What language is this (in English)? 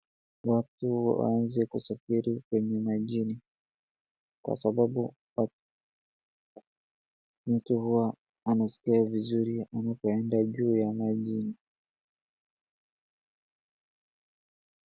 Swahili